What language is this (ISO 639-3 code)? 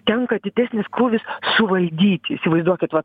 lit